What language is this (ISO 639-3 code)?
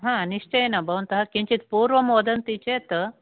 san